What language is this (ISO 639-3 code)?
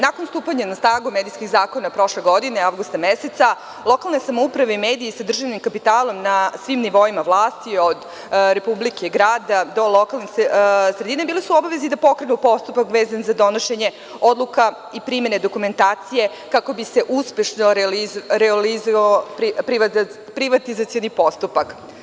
srp